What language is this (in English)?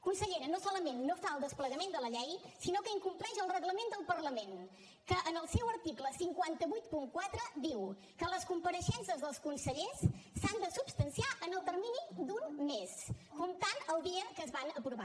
Catalan